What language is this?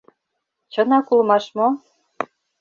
Mari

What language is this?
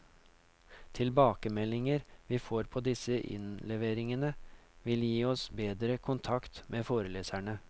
Norwegian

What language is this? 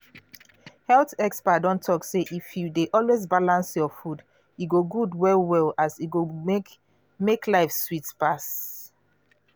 Nigerian Pidgin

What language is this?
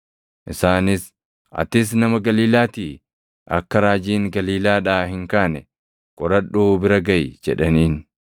Oromo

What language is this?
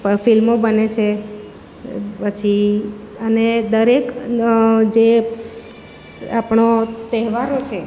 Gujarati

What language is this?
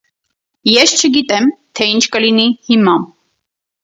Armenian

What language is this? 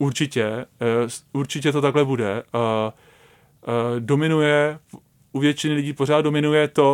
Czech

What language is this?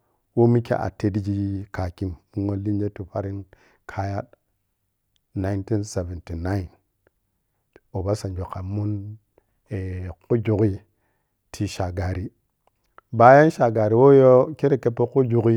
Piya-Kwonci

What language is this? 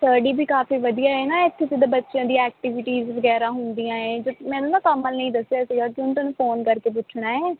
Punjabi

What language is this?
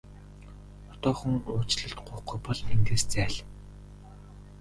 Mongolian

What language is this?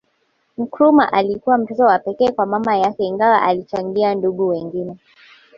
Swahili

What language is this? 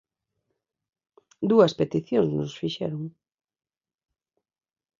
Galician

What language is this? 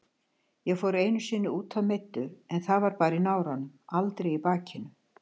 Icelandic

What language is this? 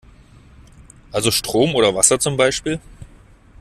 German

